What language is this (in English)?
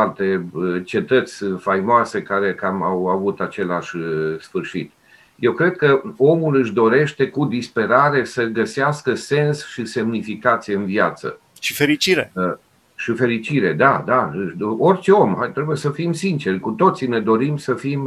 Romanian